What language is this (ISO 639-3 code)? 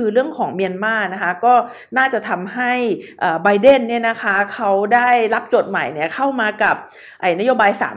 tha